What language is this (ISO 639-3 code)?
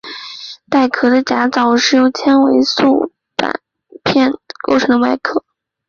zho